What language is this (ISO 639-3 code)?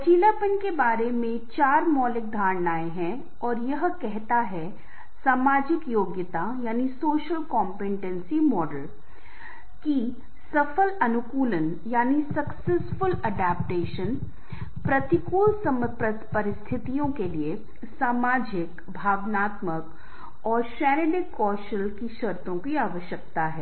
hin